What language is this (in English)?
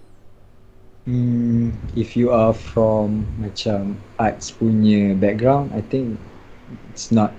Malay